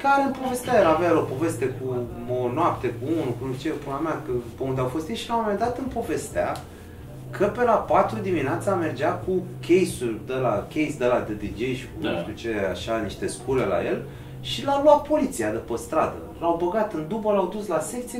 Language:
Romanian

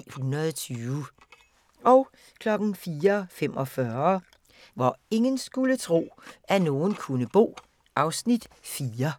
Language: Danish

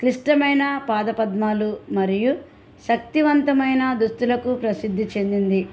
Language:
Telugu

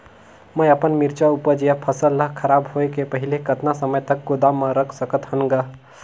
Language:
Chhattisgarhi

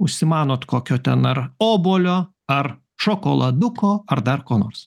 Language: Lithuanian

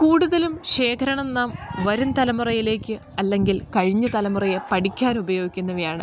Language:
Malayalam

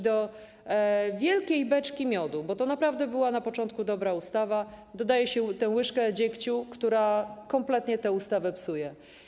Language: Polish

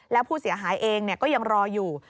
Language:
Thai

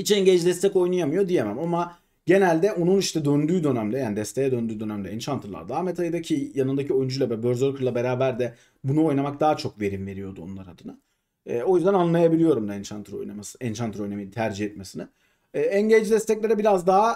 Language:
Turkish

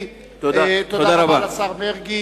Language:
Hebrew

